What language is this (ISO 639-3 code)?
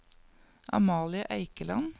nor